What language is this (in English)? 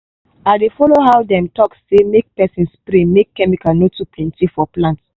Nigerian Pidgin